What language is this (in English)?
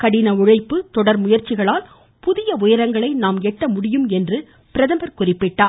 Tamil